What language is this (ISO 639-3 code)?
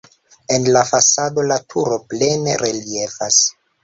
epo